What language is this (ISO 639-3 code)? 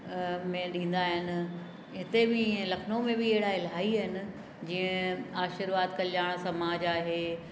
snd